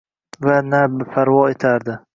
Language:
Uzbek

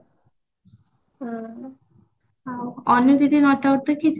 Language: Odia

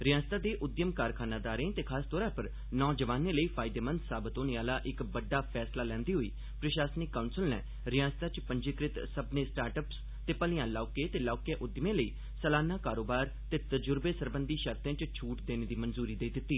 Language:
Dogri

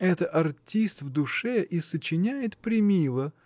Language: Russian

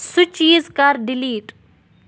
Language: Kashmiri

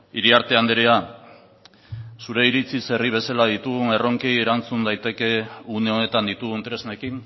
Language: Basque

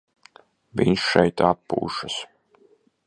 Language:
Latvian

